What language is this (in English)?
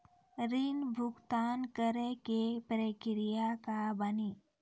Maithili